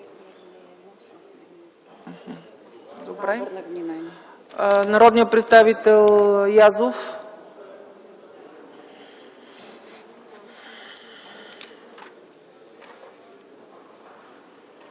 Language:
Bulgarian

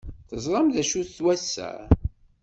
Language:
Kabyle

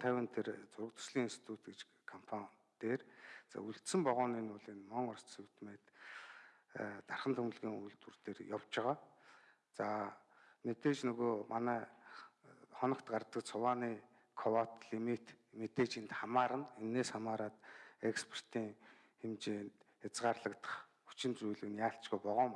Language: Turkish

